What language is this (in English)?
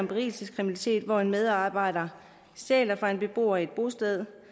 Danish